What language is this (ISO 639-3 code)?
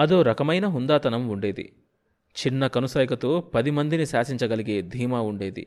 tel